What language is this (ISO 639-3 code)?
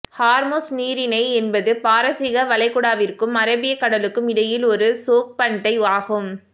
tam